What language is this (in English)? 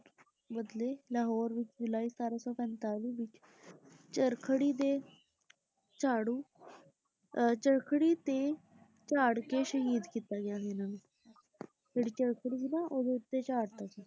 Punjabi